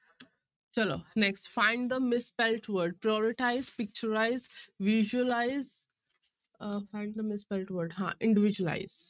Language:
Punjabi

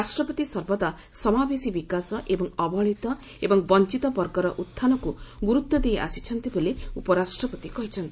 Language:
Odia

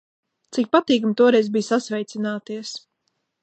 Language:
Latvian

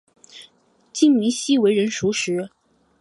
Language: Chinese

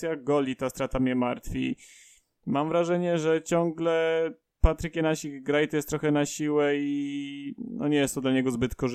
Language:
Polish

